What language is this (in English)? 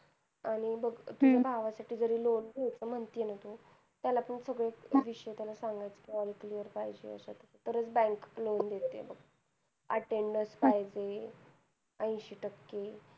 Marathi